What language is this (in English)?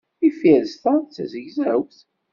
Kabyle